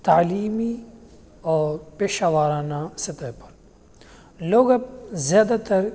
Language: Urdu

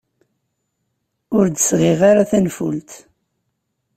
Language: Kabyle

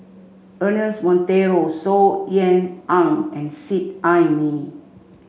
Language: English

